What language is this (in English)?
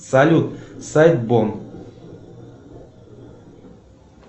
Russian